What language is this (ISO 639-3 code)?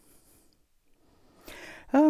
nor